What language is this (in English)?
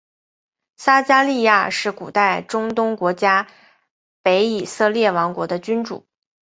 Chinese